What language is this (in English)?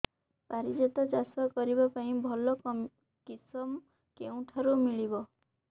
Odia